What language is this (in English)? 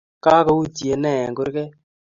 Kalenjin